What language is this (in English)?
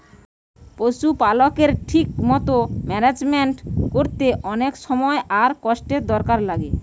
Bangla